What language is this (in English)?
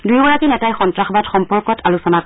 Assamese